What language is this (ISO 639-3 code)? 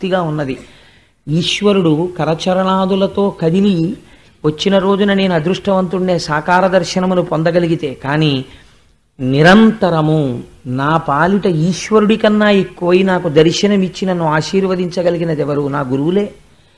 tel